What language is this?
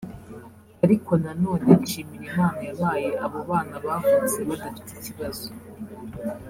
Kinyarwanda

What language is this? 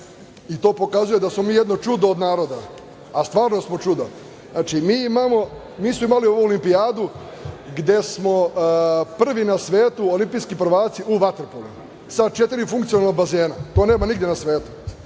Serbian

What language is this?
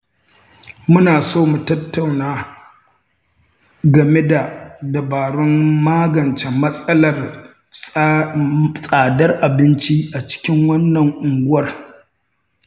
Hausa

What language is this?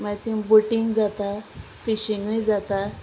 Konkani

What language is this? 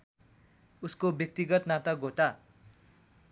Nepali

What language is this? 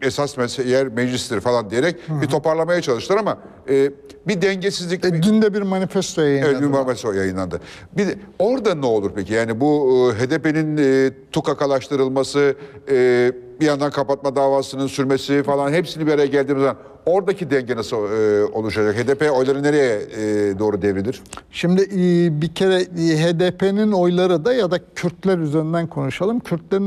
Turkish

